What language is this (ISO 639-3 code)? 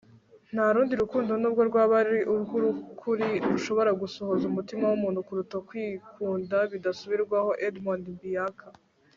kin